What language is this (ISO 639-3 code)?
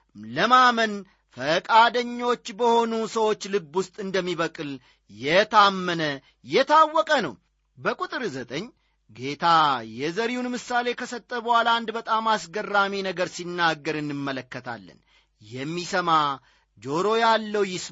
amh